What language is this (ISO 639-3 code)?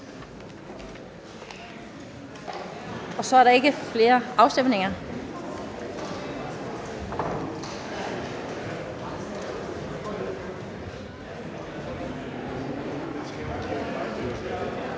dan